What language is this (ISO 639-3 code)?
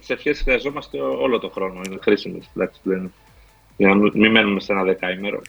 ell